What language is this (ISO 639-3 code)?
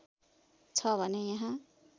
nep